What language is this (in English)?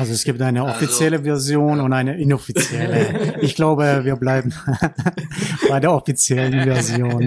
German